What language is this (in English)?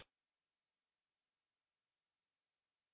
Hindi